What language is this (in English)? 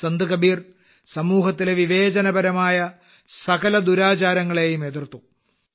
Malayalam